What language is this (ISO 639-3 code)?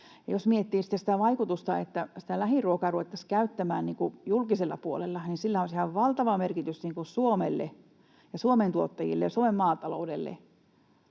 fin